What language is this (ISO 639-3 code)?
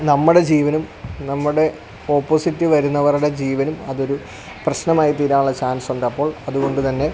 mal